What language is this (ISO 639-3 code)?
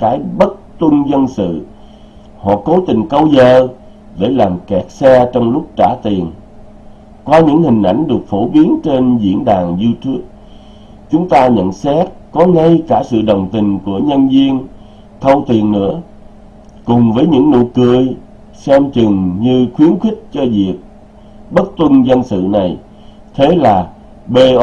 vie